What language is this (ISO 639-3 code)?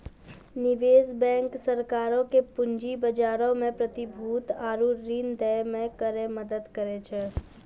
mai